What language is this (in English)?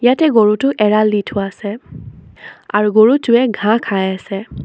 Assamese